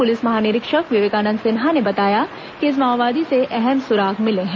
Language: Hindi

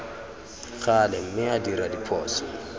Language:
Tswana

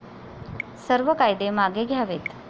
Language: Marathi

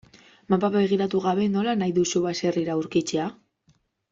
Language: Basque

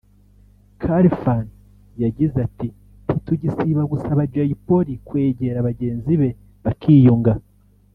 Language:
Kinyarwanda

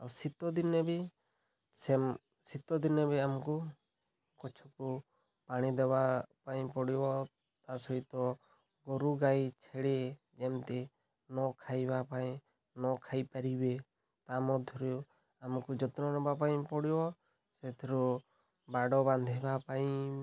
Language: Odia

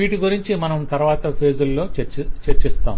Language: Telugu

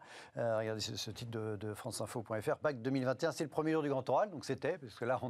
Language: French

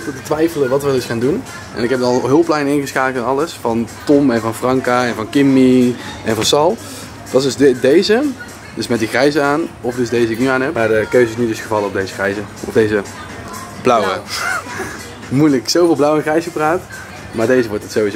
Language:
Dutch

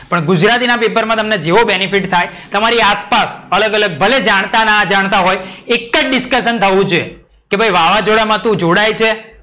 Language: Gujarati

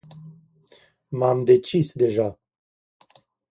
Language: Romanian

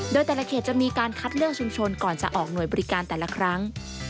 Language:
Thai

